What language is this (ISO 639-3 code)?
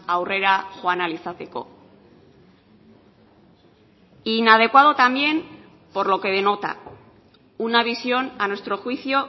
spa